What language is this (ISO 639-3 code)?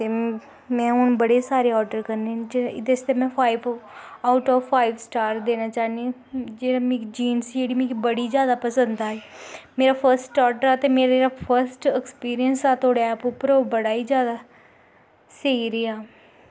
doi